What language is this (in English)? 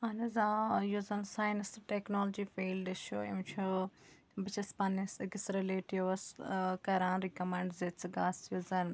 Kashmiri